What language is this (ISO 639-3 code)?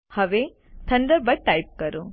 guj